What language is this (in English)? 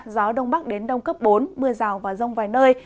Vietnamese